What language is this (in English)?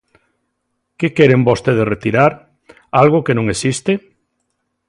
Galician